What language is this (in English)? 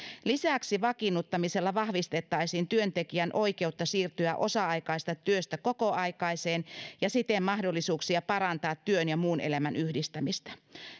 Finnish